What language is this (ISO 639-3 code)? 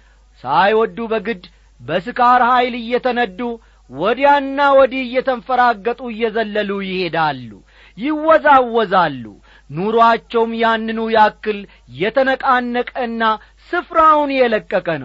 amh